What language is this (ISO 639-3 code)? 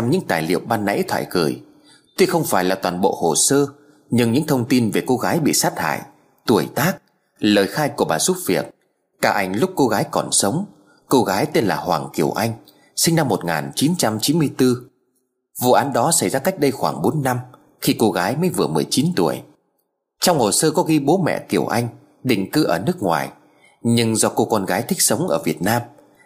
vie